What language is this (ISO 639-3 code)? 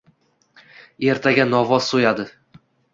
uzb